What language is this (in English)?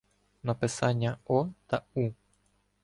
Ukrainian